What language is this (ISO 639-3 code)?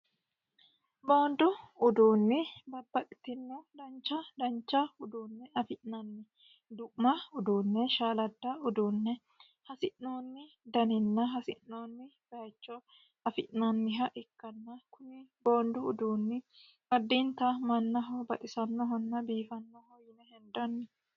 sid